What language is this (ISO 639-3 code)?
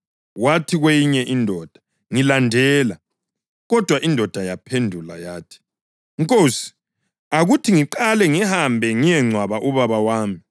nde